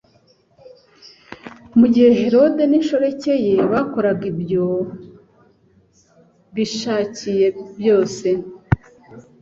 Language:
Kinyarwanda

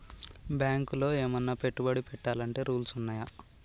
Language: Telugu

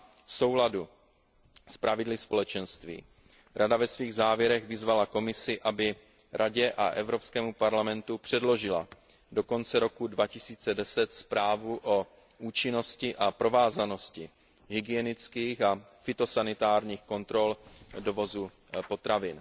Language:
Czech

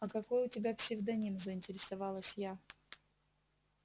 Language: Russian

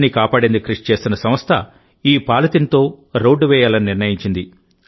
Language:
Telugu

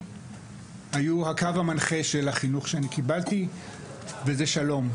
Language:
Hebrew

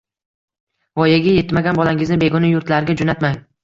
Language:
Uzbek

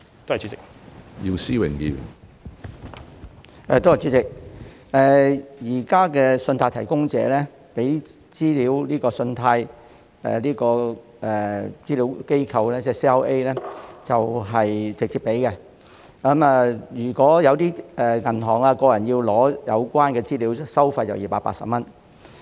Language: Cantonese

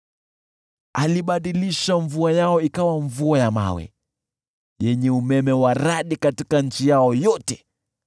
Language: Swahili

